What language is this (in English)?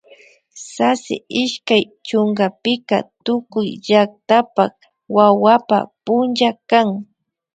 Imbabura Highland Quichua